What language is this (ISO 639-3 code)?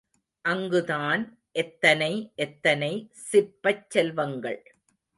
tam